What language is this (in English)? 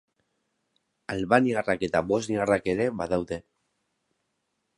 Basque